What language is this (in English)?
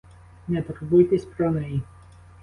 Ukrainian